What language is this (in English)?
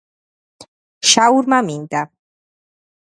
Georgian